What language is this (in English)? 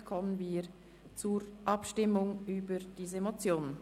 Swiss German